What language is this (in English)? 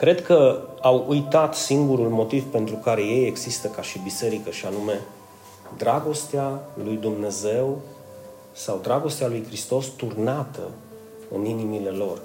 Romanian